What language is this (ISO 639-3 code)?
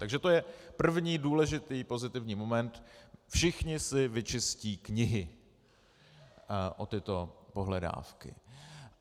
ces